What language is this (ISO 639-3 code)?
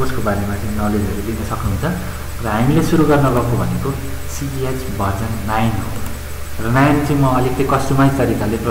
ind